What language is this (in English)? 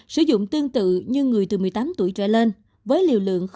Vietnamese